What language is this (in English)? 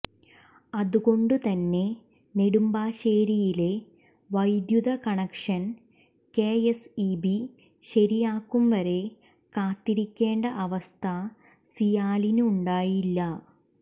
Malayalam